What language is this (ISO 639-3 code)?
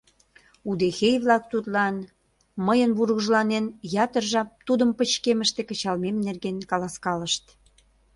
chm